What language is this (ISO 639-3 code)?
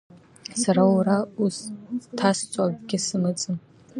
abk